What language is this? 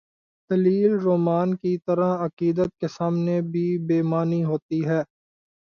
Urdu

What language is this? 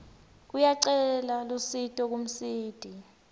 Swati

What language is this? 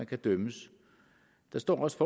Danish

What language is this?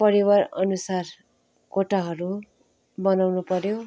Nepali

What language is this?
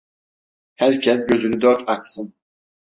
Turkish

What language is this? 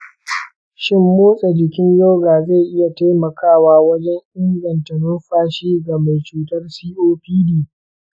Hausa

